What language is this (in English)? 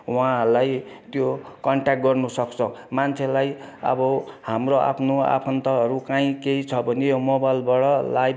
Nepali